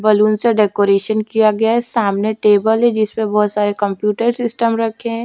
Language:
Hindi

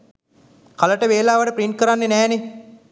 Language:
Sinhala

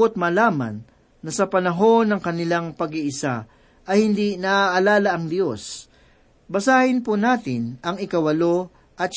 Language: Filipino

